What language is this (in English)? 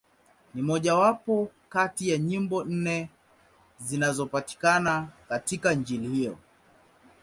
Swahili